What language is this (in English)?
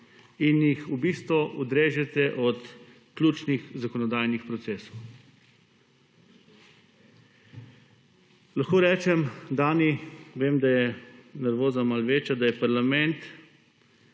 Slovenian